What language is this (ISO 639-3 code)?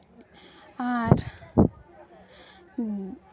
sat